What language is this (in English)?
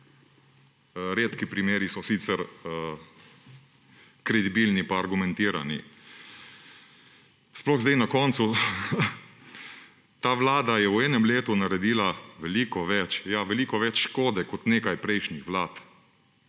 Slovenian